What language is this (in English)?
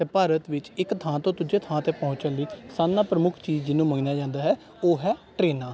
Punjabi